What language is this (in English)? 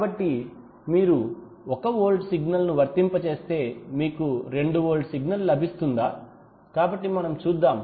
Telugu